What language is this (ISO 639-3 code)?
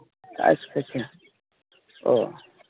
sat